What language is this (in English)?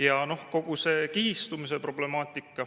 Estonian